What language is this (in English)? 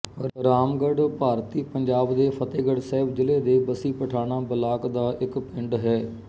Punjabi